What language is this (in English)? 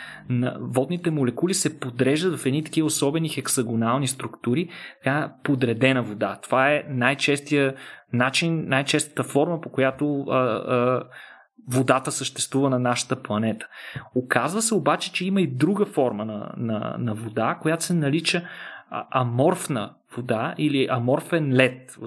Bulgarian